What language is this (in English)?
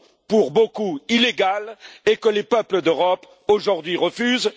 French